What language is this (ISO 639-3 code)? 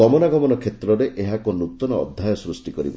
ori